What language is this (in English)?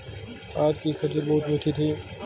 Hindi